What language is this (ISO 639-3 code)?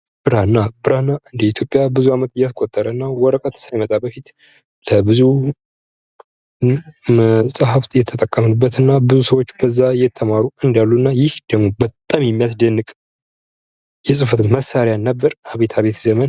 amh